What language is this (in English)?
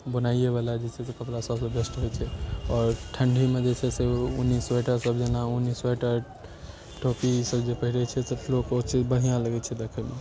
Maithili